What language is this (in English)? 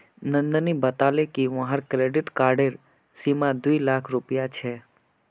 Magahi